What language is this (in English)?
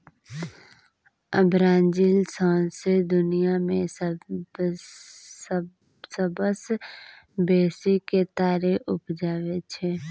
Maithili